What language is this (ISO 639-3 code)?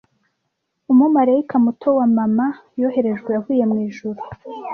kin